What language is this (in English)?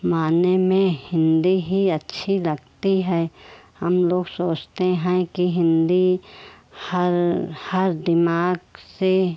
Hindi